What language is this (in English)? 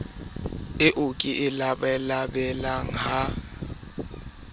Southern Sotho